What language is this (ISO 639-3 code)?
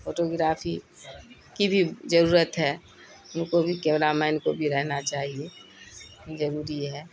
urd